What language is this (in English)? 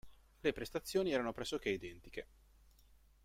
Italian